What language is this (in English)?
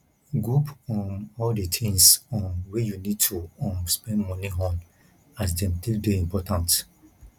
Nigerian Pidgin